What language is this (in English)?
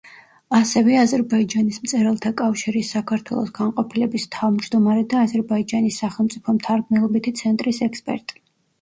Georgian